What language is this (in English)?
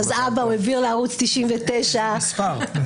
Hebrew